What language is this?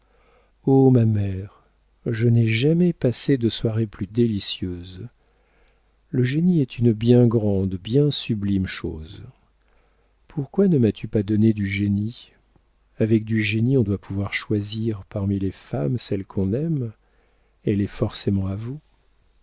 French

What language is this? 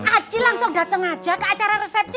Indonesian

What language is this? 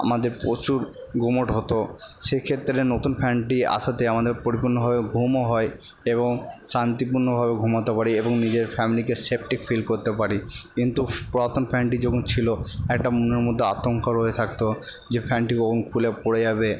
Bangla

